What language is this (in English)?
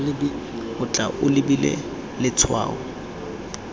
Tswana